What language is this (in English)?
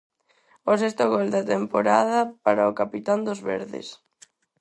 Galician